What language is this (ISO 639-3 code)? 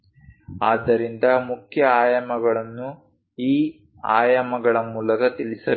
kan